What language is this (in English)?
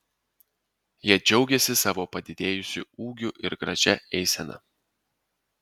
Lithuanian